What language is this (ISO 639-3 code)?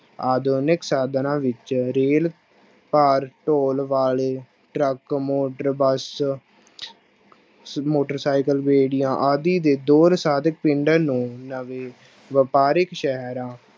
pan